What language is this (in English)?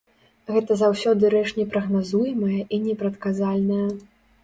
Belarusian